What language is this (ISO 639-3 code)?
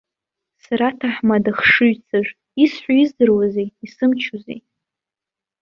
abk